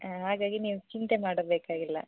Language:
Kannada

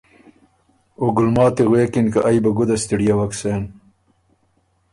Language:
Ormuri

